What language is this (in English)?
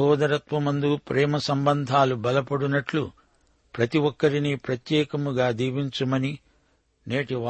Telugu